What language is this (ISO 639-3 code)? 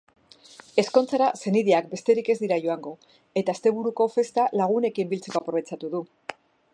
eus